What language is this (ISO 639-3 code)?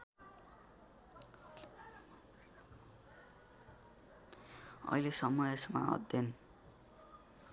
nep